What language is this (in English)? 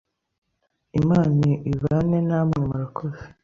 Kinyarwanda